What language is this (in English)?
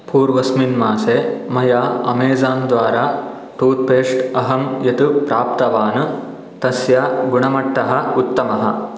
Sanskrit